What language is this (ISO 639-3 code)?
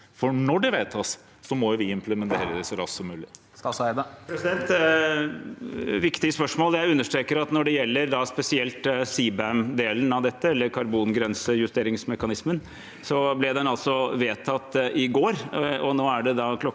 nor